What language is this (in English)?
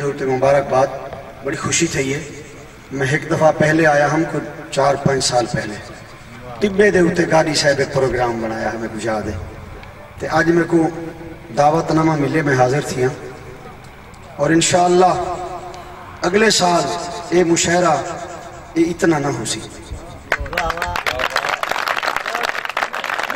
Bangla